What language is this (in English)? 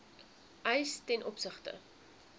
Afrikaans